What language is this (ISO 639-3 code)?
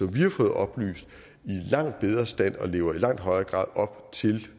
dan